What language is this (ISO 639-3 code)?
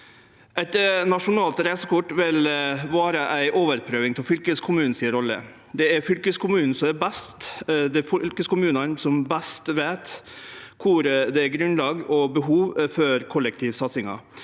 nor